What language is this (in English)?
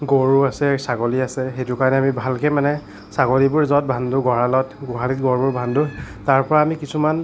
Assamese